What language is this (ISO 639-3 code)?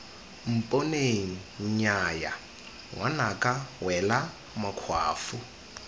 tsn